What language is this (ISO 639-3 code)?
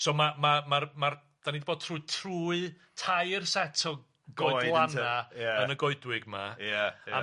cym